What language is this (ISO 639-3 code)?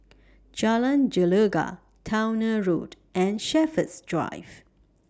eng